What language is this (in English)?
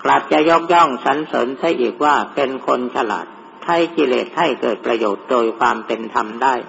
Thai